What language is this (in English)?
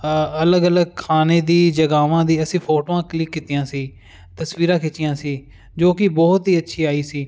Punjabi